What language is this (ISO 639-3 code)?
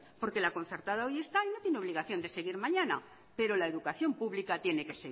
spa